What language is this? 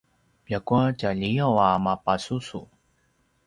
Paiwan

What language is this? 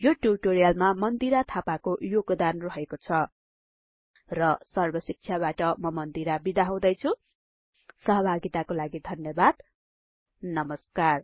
Nepali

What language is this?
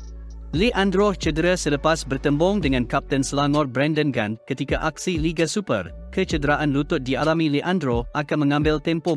Malay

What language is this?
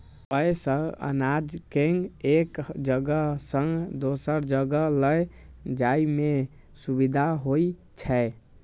Maithili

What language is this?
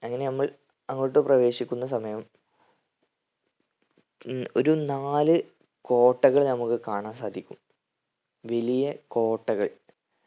Malayalam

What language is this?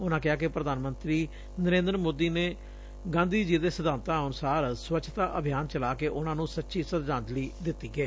Punjabi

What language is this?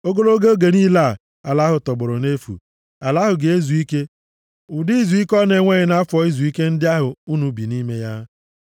Igbo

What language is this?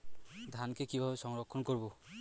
Bangla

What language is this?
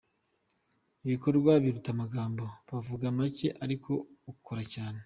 Kinyarwanda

